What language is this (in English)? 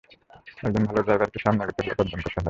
Bangla